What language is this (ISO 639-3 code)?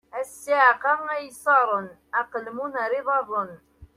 kab